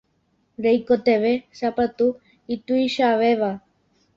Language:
Guarani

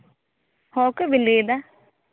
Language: Santali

